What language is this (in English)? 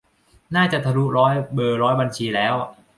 Thai